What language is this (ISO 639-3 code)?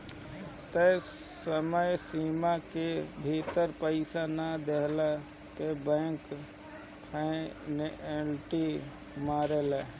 bho